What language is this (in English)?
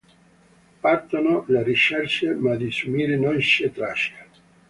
Italian